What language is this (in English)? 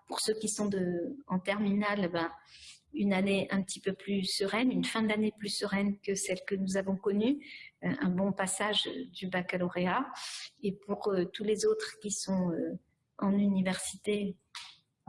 French